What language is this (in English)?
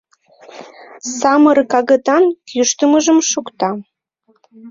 Mari